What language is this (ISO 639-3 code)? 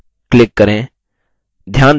hin